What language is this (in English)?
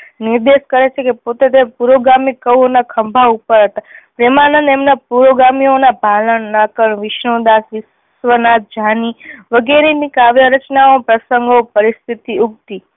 Gujarati